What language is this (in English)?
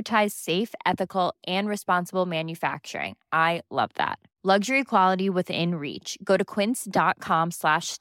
Swedish